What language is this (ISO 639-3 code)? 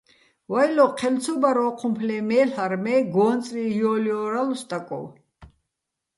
bbl